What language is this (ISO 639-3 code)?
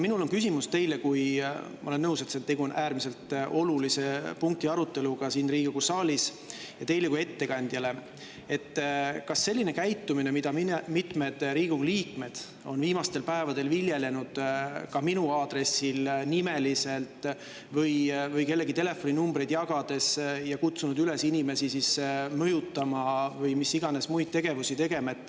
est